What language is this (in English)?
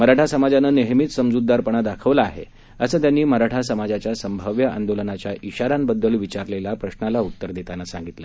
Marathi